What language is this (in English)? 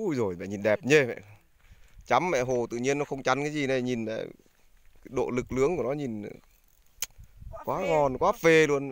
Vietnamese